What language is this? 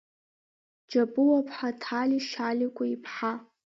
Abkhazian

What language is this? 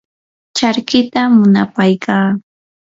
Yanahuanca Pasco Quechua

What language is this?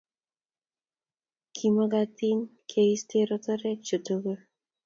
Kalenjin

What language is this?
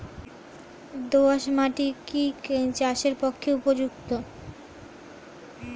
Bangla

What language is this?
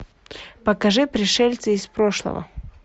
Russian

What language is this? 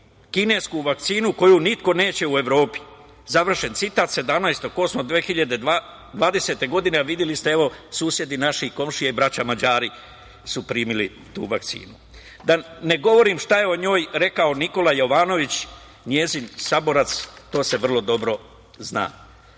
Serbian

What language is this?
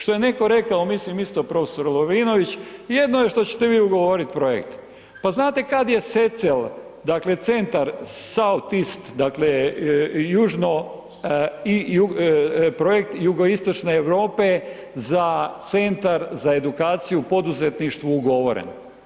Croatian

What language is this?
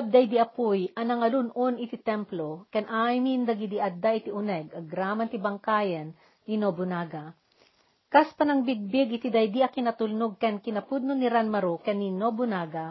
Filipino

